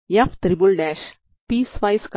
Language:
Telugu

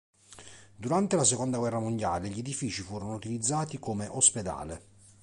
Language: Italian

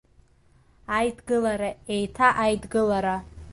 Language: Abkhazian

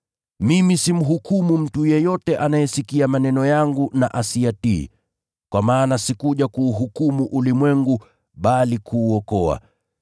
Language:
Swahili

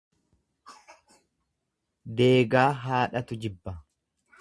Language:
Oromo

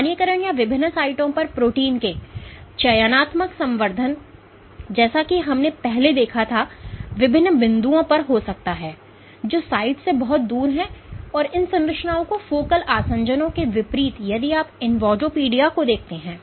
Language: Hindi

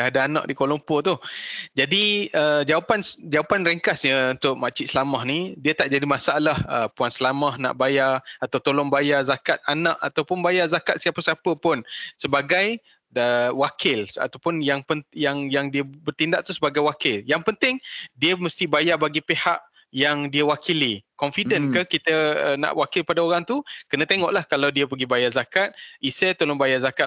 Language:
Malay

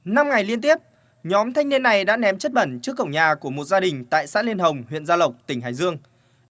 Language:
Vietnamese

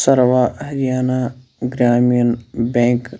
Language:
Kashmiri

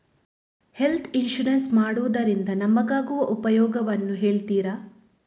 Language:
Kannada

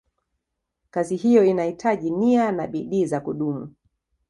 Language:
Swahili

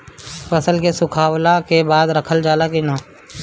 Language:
Bhojpuri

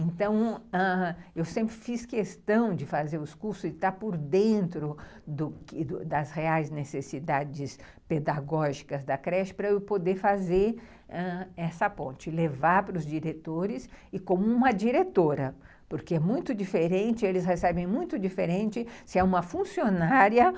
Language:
Portuguese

